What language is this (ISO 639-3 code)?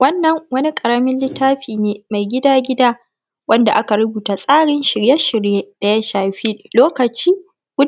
hau